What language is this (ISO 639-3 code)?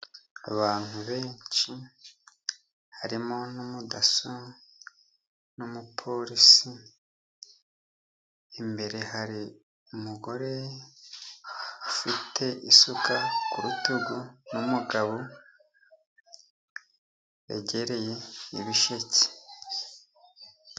kin